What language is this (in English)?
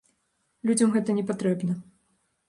Belarusian